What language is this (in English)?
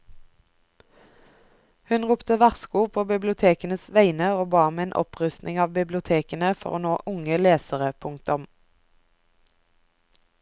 Norwegian